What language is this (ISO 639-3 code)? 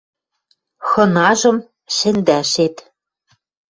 mrj